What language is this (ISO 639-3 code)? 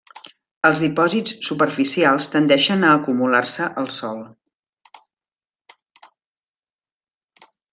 cat